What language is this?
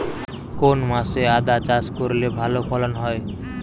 Bangla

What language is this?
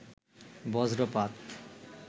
Bangla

